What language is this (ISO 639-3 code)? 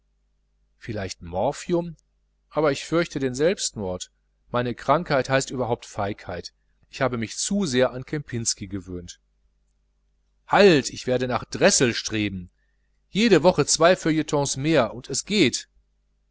deu